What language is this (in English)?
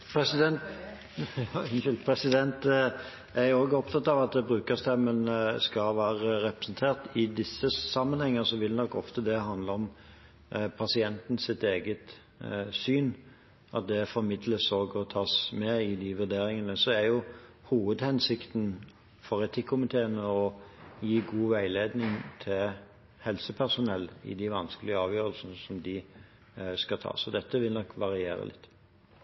Norwegian Bokmål